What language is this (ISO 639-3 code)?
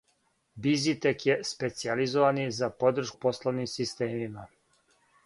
srp